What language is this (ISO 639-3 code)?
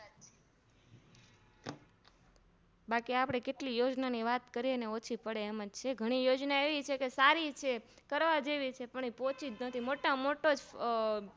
guj